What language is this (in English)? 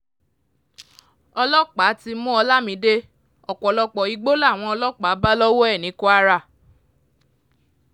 Yoruba